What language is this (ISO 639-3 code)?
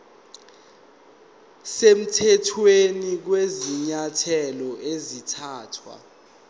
zul